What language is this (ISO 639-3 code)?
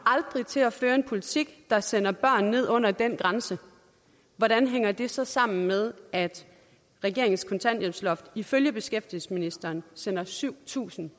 dan